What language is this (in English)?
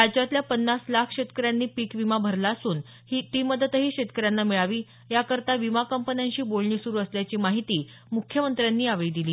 Marathi